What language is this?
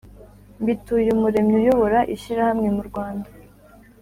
Kinyarwanda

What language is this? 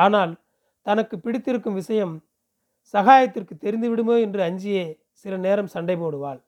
Tamil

